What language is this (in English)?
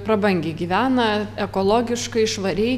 Lithuanian